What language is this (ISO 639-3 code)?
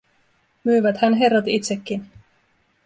fin